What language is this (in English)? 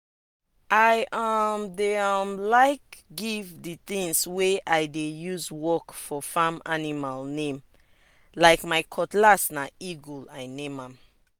Nigerian Pidgin